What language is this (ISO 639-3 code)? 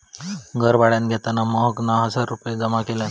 mar